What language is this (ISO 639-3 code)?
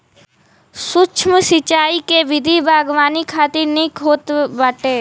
bho